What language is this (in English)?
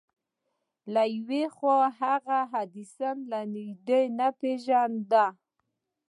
Pashto